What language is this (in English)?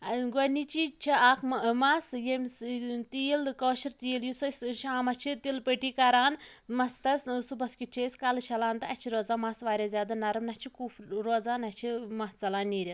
Kashmiri